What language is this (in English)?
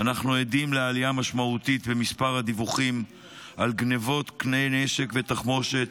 Hebrew